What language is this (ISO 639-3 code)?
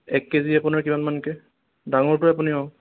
asm